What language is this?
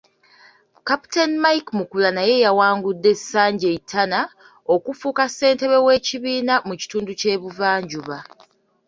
Ganda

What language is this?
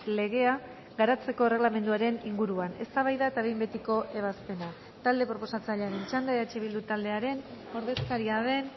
Basque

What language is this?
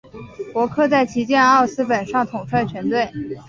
Chinese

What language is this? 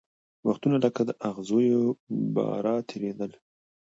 Pashto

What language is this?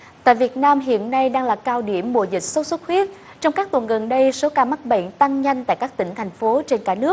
Vietnamese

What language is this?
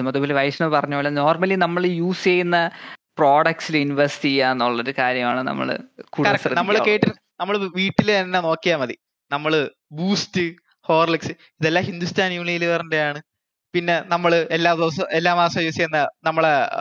Malayalam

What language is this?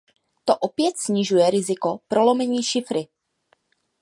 Czech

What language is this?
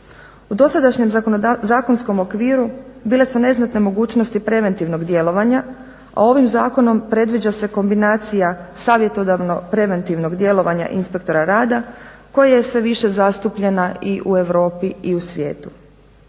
Croatian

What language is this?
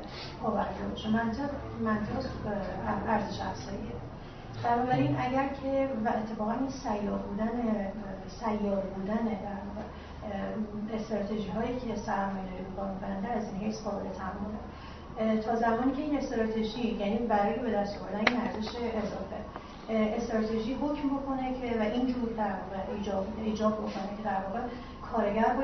Persian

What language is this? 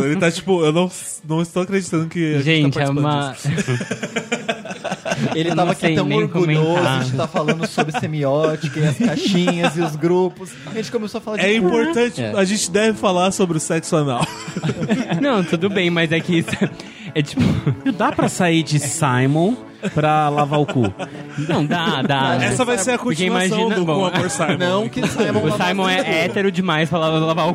Portuguese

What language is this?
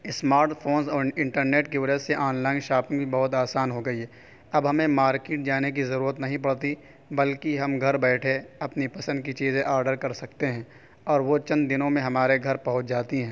Urdu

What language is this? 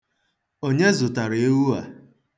Igbo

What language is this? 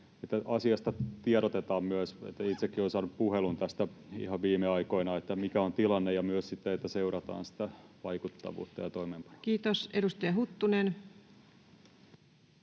Finnish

